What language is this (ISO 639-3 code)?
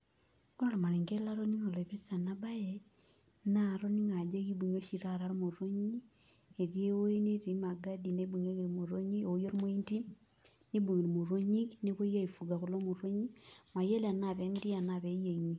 mas